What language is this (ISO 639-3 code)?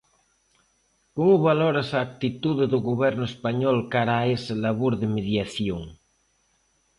glg